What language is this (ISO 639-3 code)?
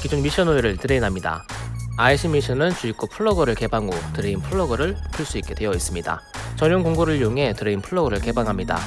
kor